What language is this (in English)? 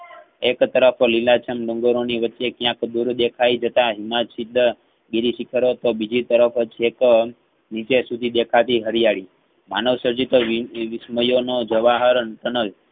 Gujarati